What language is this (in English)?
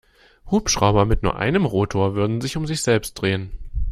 German